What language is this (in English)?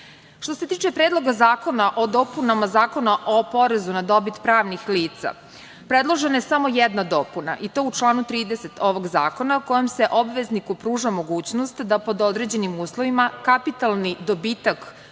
Serbian